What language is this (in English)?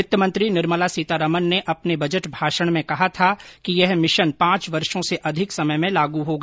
Hindi